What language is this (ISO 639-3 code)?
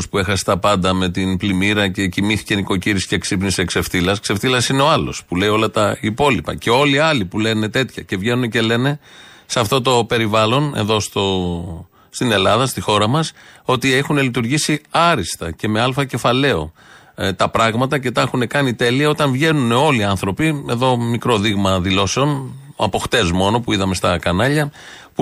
ell